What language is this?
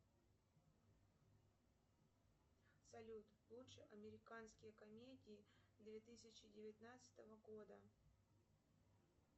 Russian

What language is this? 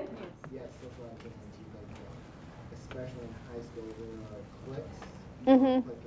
English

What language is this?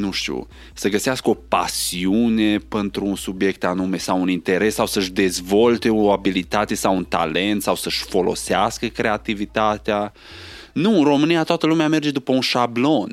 Romanian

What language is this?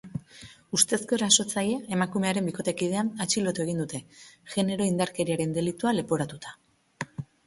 Basque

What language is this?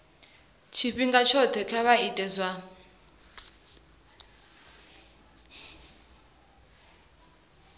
Venda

